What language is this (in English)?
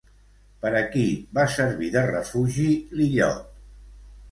Catalan